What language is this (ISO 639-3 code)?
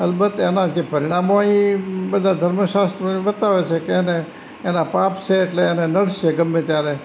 guj